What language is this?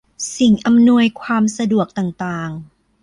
Thai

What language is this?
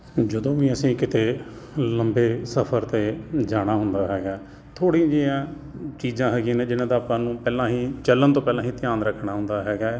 Punjabi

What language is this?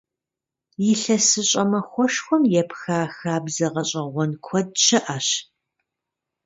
Kabardian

